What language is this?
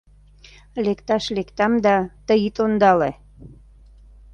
Mari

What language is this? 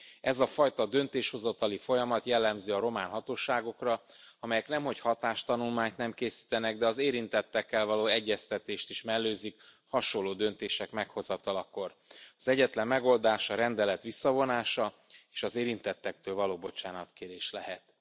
Hungarian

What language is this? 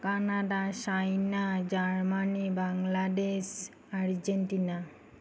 Assamese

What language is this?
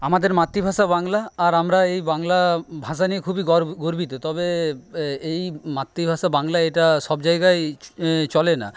Bangla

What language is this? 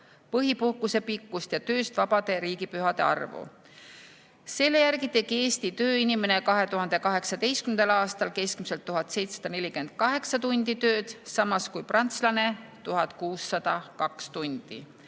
Estonian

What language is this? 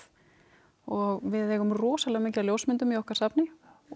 Icelandic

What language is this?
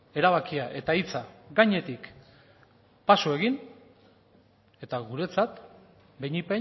Basque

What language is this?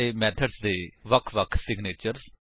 Punjabi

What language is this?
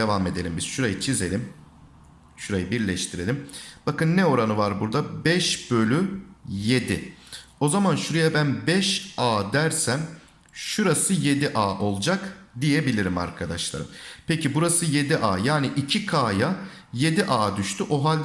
Turkish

